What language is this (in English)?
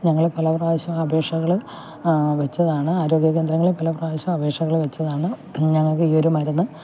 Malayalam